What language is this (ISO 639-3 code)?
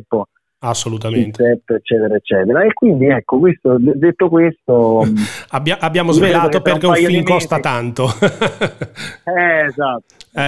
ita